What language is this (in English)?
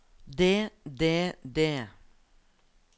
Norwegian